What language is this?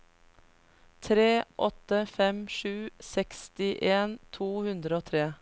Norwegian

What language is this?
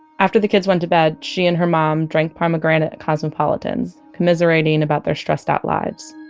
English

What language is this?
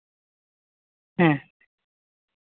Santali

